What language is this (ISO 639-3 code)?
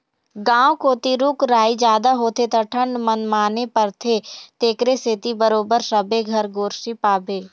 hne